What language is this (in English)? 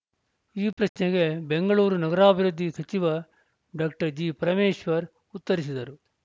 Kannada